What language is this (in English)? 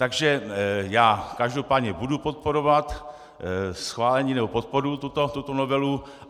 Czech